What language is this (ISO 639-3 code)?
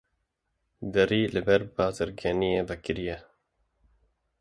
kur